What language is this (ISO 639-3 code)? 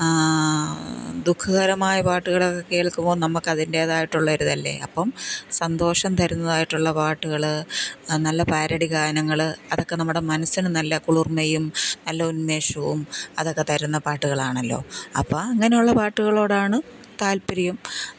mal